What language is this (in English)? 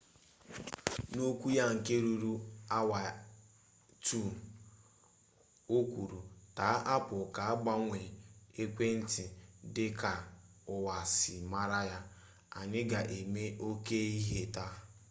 Igbo